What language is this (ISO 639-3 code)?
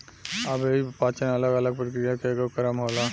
bho